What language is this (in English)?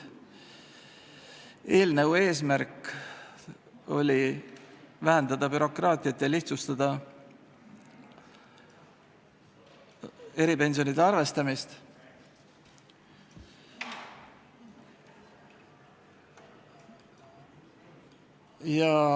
Estonian